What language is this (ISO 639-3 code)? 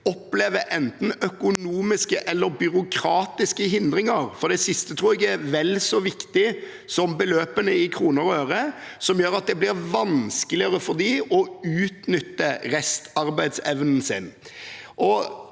nor